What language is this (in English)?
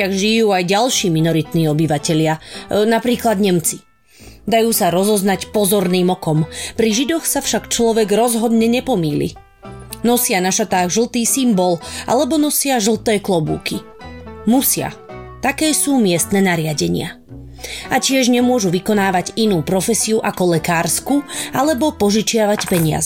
Slovak